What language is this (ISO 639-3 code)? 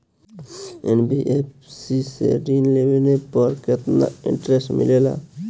bho